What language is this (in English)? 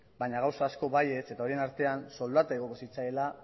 Basque